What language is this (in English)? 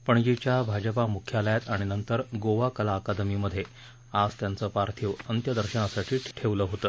Marathi